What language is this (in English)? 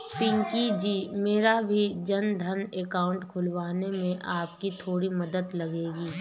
Hindi